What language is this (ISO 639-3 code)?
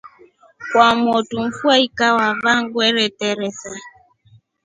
rof